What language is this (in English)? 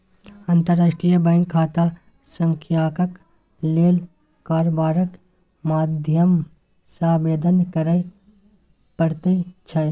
Maithili